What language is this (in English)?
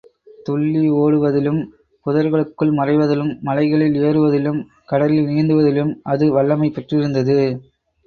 Tamil